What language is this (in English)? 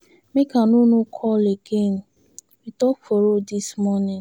Nigerian Pidgin